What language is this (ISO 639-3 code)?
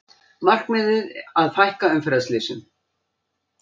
isl